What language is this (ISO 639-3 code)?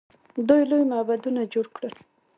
pus